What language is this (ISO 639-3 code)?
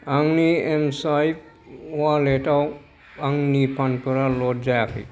brx